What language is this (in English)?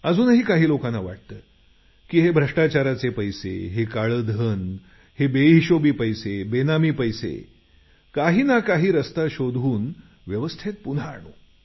Marathi